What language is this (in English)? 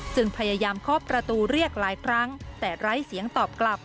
Thai